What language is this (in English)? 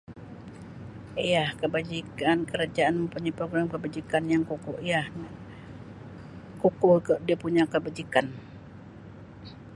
Sabah Malay